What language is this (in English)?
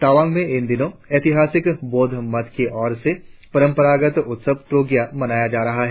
Hindi